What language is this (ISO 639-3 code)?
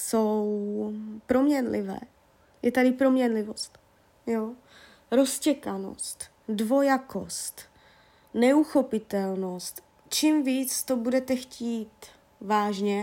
ces